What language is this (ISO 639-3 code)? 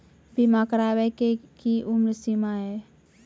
mai